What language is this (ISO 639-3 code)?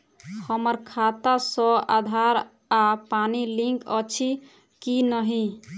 mai